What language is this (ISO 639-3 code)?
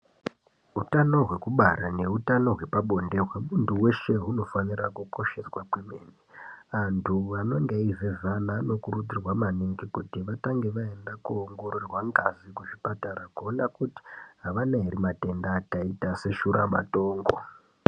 ndc